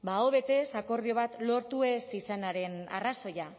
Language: Basque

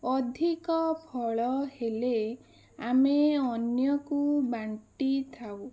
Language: Odia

